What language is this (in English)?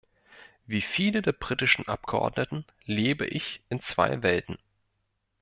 German